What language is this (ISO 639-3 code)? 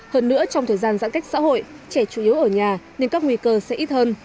vie